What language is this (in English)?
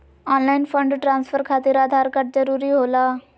Magahi